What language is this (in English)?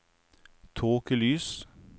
Norwegian